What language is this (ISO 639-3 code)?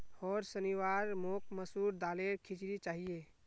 mag